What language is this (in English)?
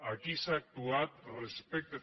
Catalan